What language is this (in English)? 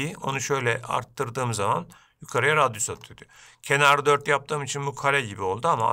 Turkish